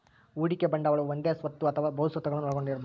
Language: Kannada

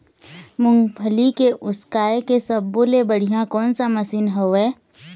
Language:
Chhattisgarhi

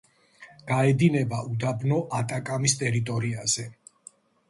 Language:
Georgian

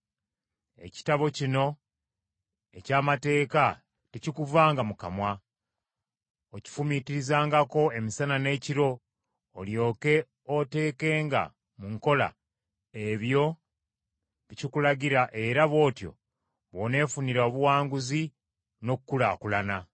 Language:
Ganda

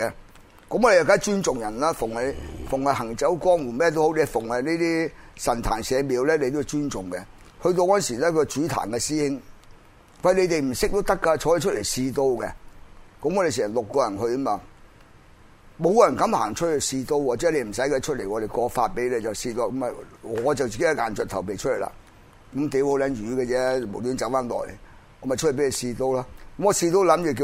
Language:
Chinese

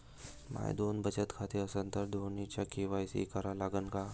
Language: Marathi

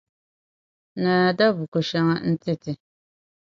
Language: Dagbani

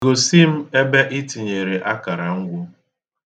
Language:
Igbo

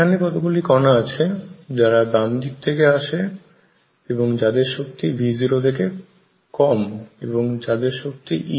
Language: Bangla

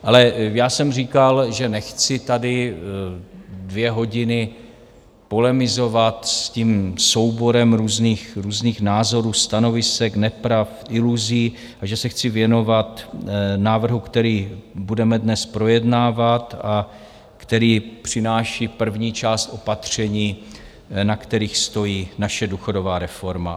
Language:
Czech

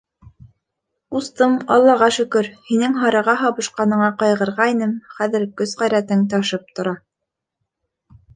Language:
Bashkir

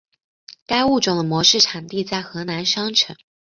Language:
Chinese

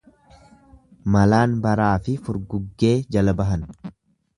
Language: Oromo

